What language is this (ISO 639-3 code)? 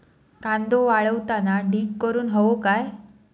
mar